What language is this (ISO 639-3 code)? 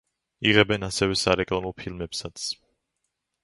kat